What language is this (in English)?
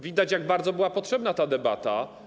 Polish